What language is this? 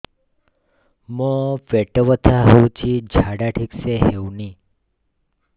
Odia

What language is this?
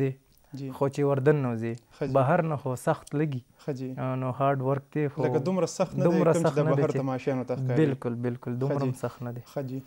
Romanian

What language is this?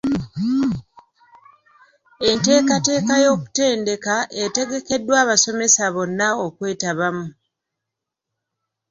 Ganda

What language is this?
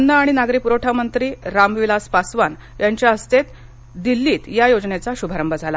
Marathi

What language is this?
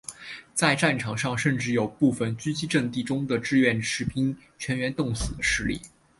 Chinese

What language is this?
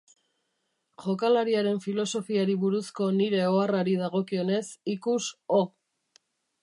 Basque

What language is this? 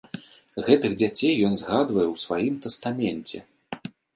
Belarusian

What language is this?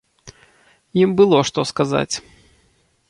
Belarusian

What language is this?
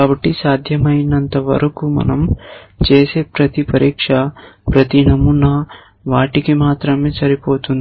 Telugu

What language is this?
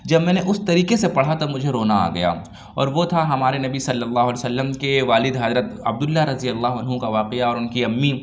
Urdu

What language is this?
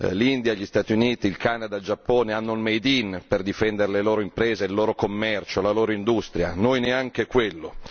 Italian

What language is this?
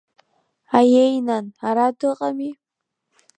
Abkhazian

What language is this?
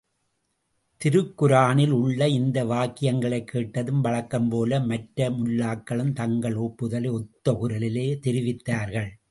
Tamil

